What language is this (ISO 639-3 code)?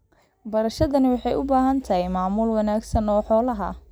som